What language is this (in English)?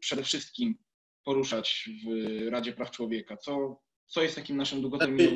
Polish